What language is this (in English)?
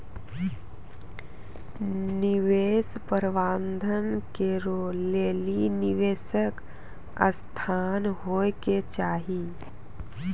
Maithili